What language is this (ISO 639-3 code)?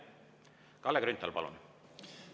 est